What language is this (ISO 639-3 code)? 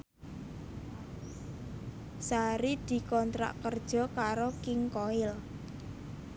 jav